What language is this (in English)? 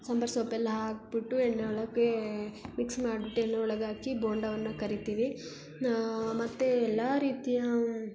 Kannada